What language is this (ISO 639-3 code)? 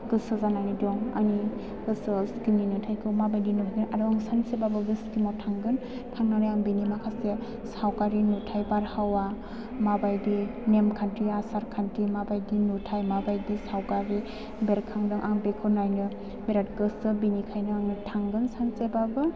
brx